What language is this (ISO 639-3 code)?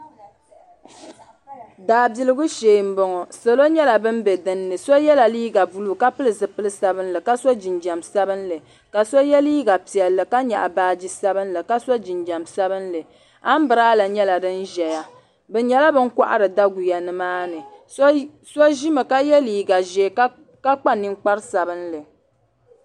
dag